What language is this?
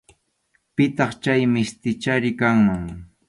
Arequipa-La Unión Quechua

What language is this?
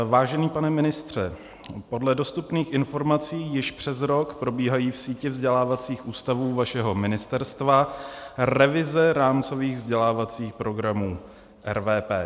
Czech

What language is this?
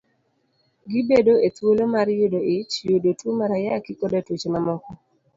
Luo (Kenya and Tanzania)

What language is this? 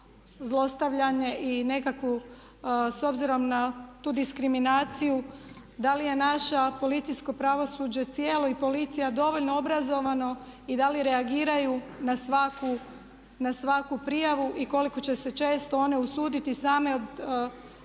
Croatian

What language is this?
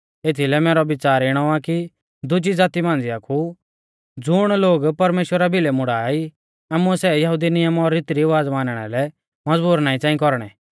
Mahasu Pahari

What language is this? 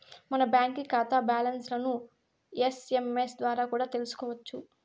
Telugu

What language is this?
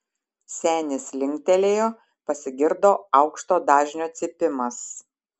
Lithuanian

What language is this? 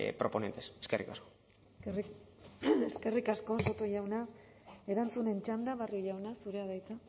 Basque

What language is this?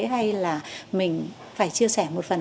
Vietnamese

